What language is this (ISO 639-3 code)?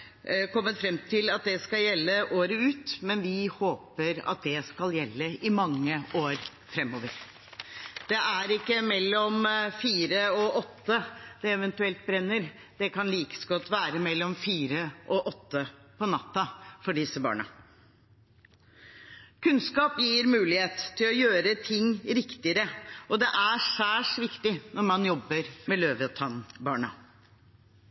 nob